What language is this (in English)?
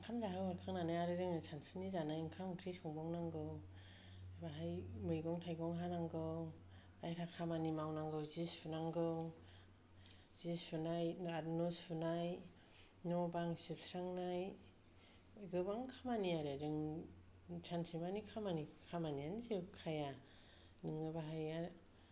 Bodo